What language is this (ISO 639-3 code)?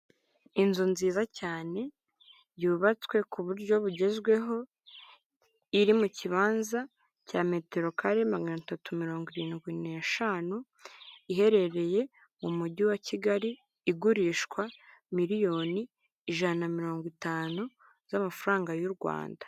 kin